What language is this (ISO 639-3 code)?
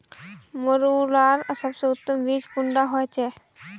mag